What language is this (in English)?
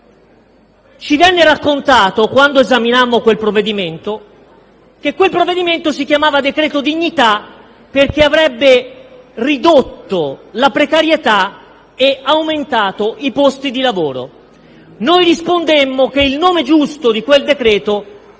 Italian